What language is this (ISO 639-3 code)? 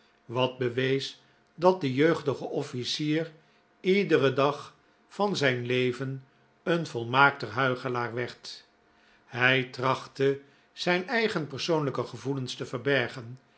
nld